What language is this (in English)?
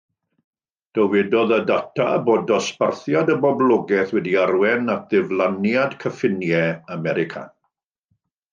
Welsh